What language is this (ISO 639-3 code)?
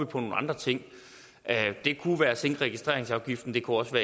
dan